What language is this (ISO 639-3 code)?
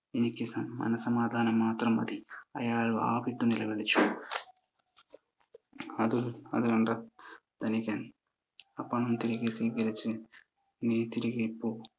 mal